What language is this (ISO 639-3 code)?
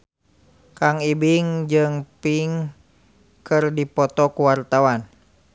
sun